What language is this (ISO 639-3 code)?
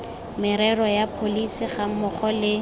tsn